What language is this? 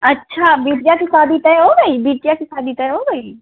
Hindi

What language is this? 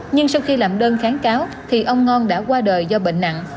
Vietnamese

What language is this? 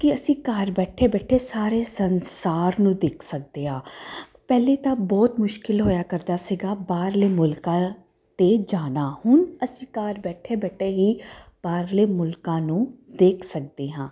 Punjabi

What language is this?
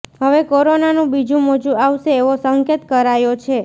Gujarati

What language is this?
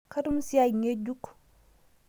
Masai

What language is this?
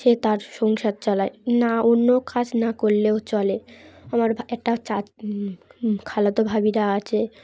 Bangla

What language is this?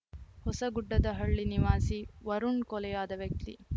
Kannada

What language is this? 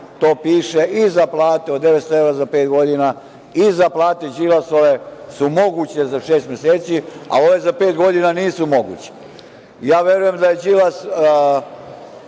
Serbian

